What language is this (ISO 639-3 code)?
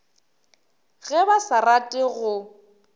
nso